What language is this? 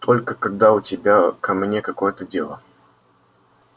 Russian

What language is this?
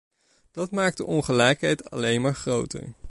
Dutch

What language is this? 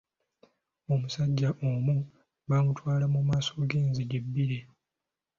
Ganda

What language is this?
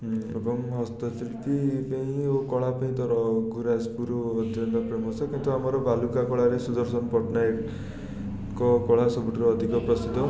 Odia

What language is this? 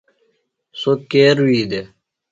Phalura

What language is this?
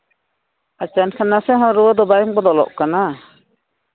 Santali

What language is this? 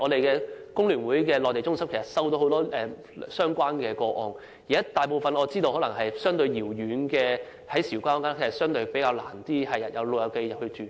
Cantonese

